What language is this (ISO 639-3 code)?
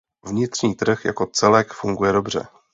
ces